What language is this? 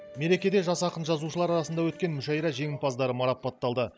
Kazakh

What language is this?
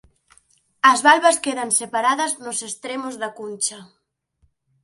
Galician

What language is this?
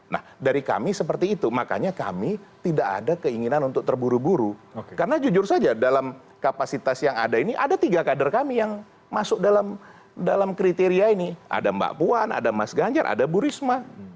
Indonesian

